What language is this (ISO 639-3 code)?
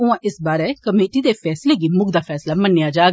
doi